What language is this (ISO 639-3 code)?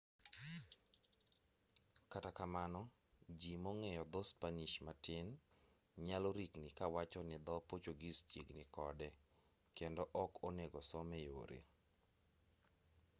luo